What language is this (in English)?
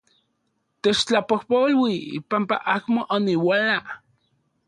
Central Puebla Nahuatl